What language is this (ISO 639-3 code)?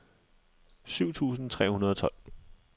dan